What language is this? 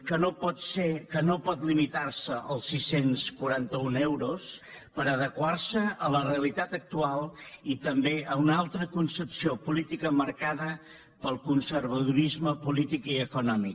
Catalan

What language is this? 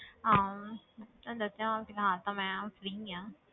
Punjabi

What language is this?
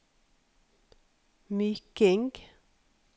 Norwegian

